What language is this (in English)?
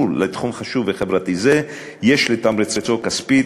Hebrew